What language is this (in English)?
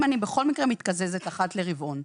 Hebrew